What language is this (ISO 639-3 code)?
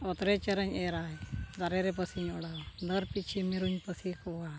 sat